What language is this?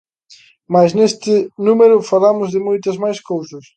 Galician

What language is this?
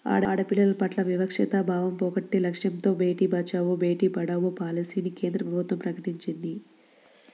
Telugu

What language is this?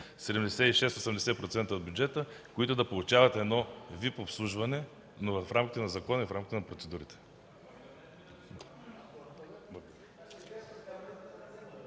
Bulgarian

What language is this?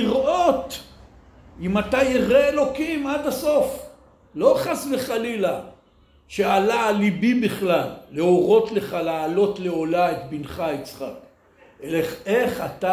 Hebrew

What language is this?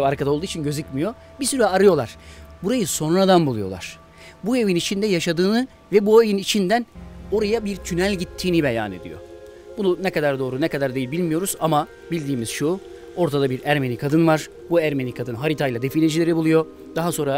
Turkish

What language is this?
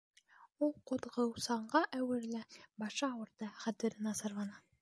Bashkir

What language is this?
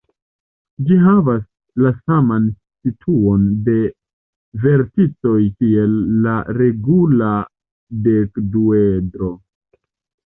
Esperanto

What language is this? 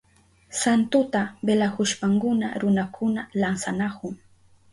Southern Pastaza Quechua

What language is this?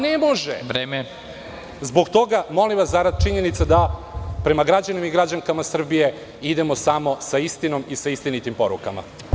Serbian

